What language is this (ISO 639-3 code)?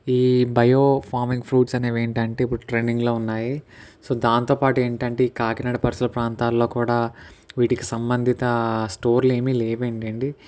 tel